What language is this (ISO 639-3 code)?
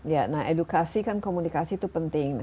ind